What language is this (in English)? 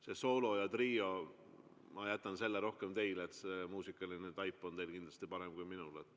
Estonian